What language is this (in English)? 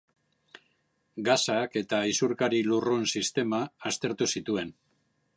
Basque